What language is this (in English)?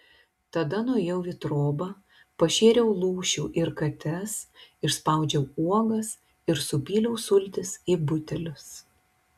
Lithuanian